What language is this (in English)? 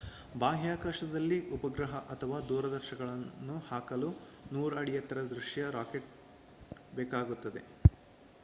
Kannada